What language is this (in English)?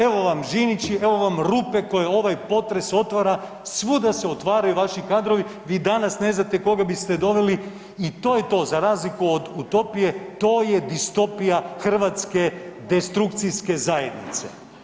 Croatian